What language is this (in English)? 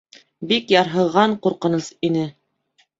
Bashkir